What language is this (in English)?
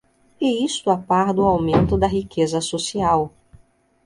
Portuguese